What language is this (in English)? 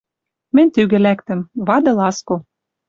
Western Mari